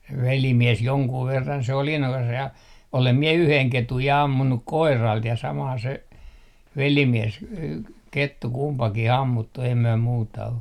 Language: Finnish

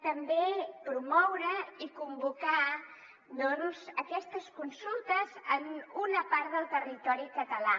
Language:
Catalan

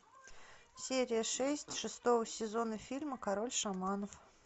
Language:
Russian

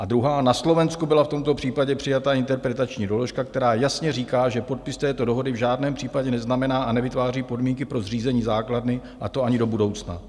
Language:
Czech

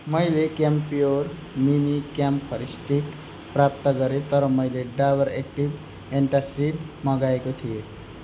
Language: Nepali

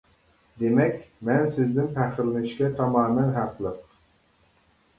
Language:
Uyghur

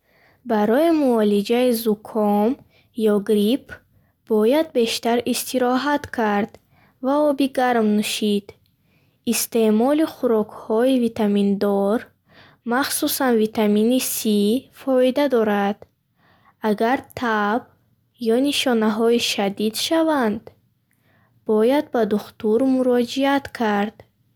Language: Bukharic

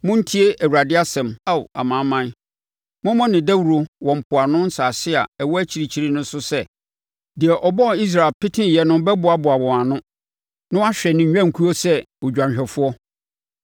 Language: Akan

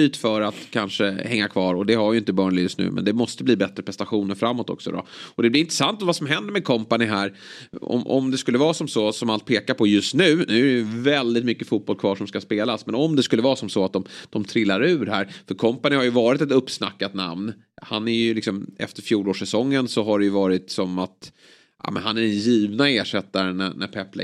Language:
Swedish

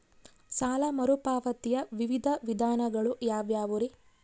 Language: Kannada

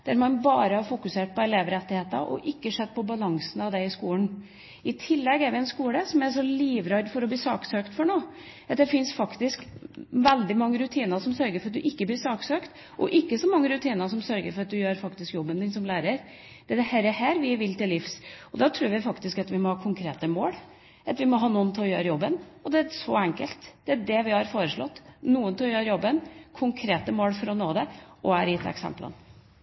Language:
Norwegian Bokmål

